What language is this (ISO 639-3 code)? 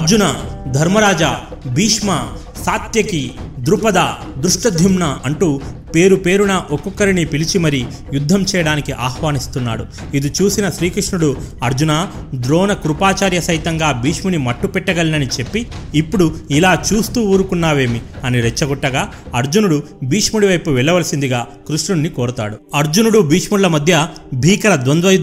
tel